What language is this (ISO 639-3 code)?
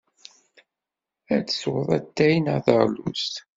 kab